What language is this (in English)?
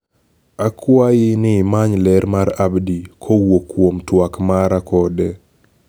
Luo (Kenya and Tanzania)